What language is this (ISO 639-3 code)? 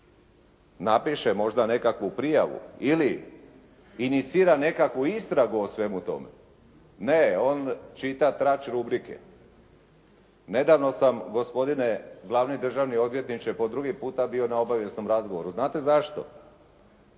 hrv